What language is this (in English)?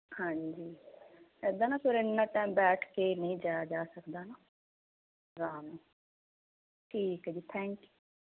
Punjabi